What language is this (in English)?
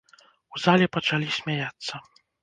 Belarusian